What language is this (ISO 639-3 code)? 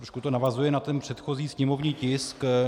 ces